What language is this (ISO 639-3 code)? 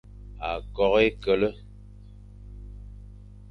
fan